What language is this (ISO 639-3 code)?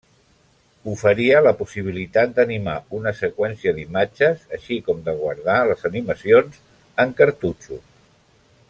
cat